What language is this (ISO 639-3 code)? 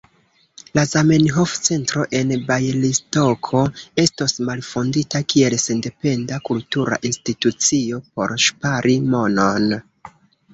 epo